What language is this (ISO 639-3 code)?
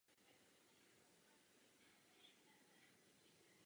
ces